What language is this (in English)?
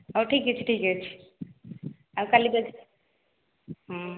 Odia